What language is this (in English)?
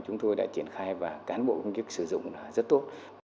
Vietnamese